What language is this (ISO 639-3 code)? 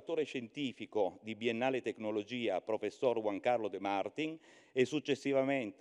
ita